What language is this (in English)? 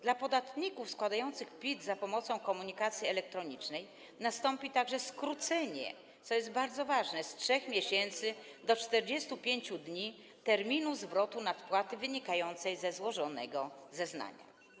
Polish